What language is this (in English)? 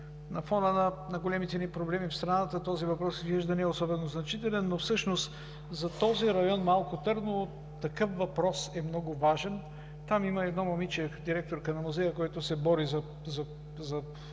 Bulgarian